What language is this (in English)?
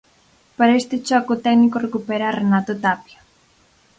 Galician